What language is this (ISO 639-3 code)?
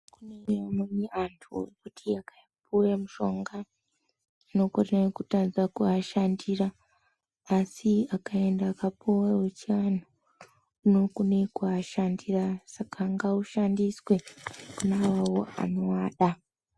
ndc